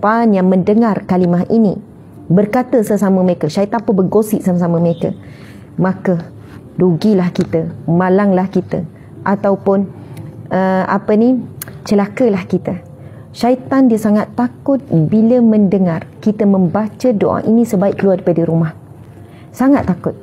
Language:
Malay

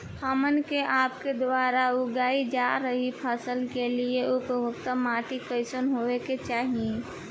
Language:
Bhojpuri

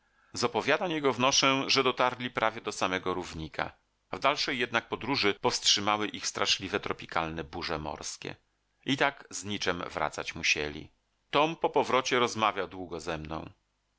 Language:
Polish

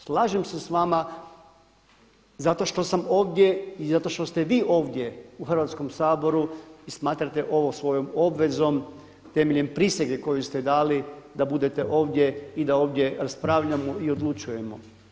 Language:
Croatian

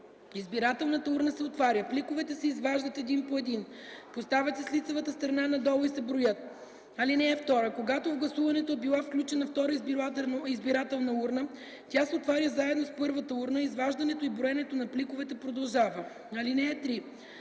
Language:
Bulgarian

